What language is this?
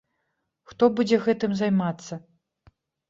Belarusian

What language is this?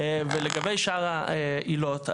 Hebrew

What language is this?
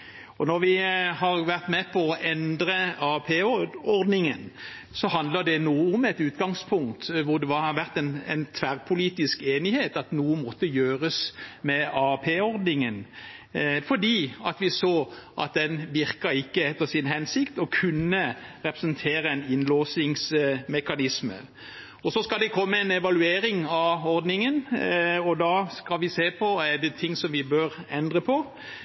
Norwegian Bokmål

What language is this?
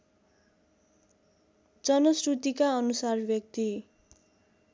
Nepali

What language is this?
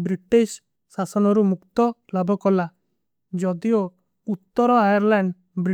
Kui (India)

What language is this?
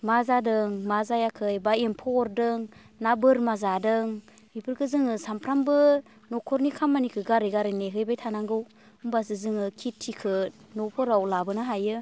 Bodo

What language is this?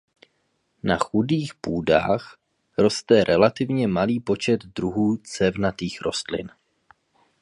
Czech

